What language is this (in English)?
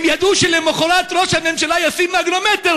Hebrew